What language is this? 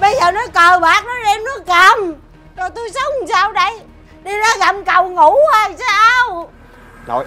Vietnamese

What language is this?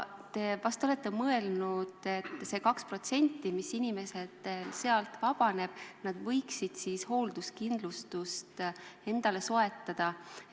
Estonian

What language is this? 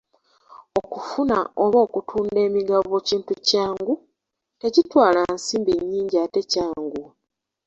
Ganda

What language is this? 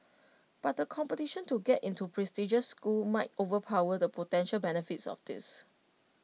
English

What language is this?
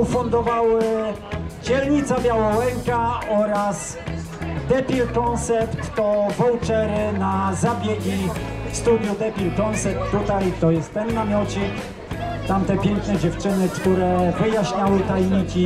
Polish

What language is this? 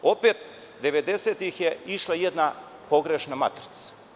Serbian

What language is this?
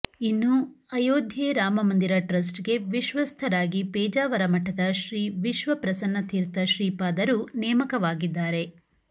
Kannada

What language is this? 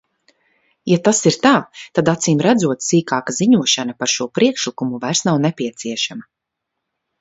Latvian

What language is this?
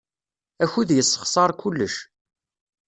Kabyle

